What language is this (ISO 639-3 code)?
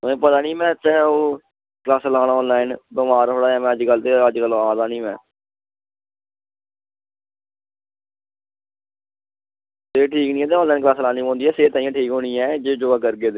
doi